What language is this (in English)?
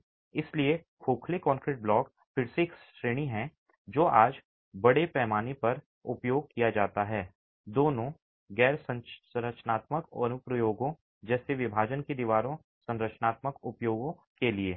Hindi